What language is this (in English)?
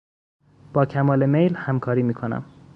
Persian